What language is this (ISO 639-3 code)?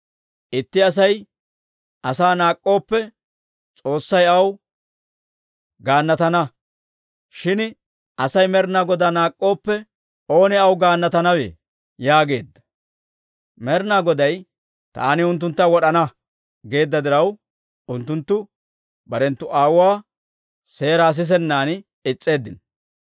dwr